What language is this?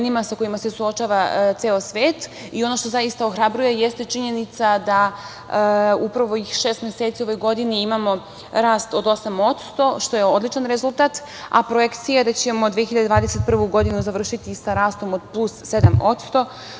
Serbian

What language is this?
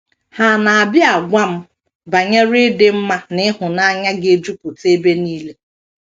Igbo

